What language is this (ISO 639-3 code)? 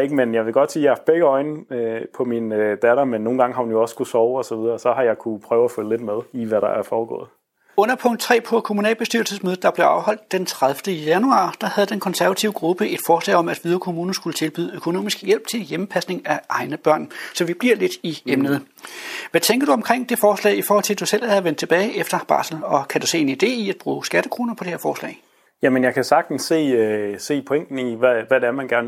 dan